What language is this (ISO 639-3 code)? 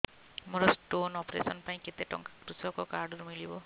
ori